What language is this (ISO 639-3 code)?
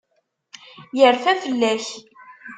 kab